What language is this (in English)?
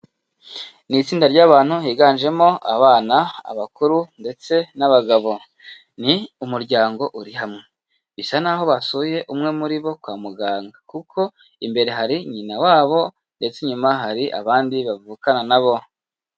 Kinyarwanda